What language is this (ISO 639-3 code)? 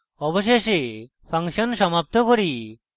ben